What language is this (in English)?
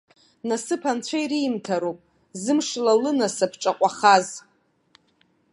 Abkhazian